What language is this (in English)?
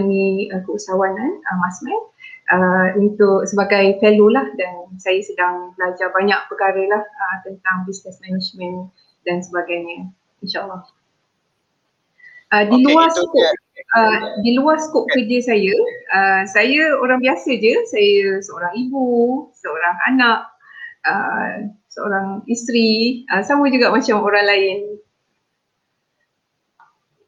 Malay